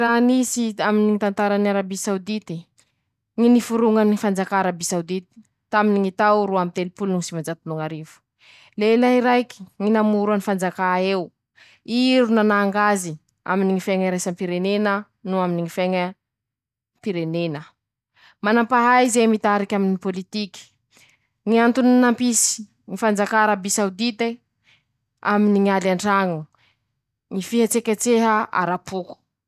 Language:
Masikoro Malagasy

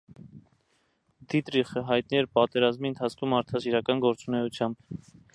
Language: Armenian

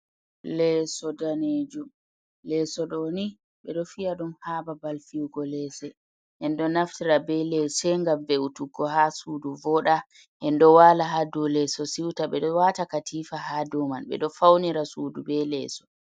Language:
Fula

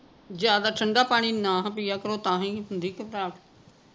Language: Punjabi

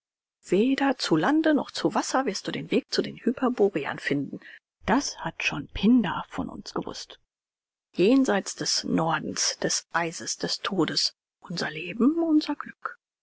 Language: German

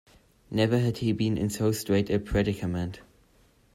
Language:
English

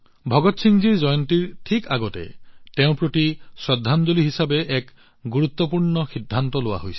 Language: Assamese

